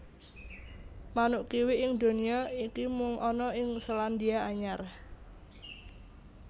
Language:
Javanese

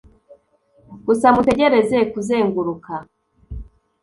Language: Kinyarwanda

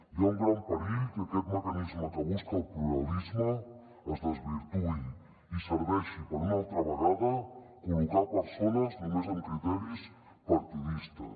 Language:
Catalan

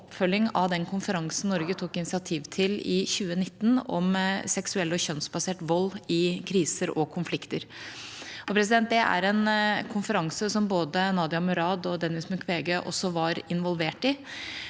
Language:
Norwegian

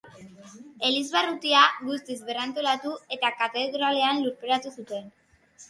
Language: Basque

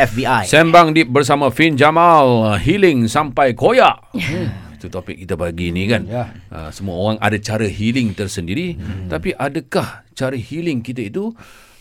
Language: Malay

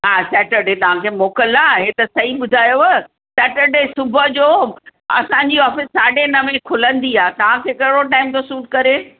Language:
Sindhi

